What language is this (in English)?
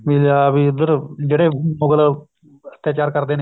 Punjabi